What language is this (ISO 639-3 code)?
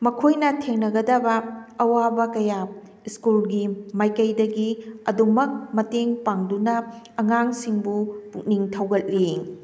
mni